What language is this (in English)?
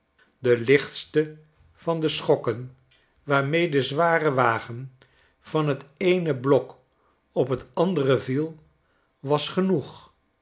Dutch